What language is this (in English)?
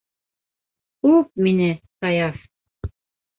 Bashkir